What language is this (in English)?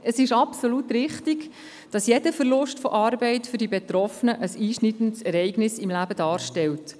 Swiss German